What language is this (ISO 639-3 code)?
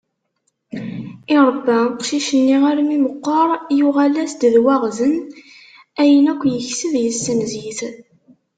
kab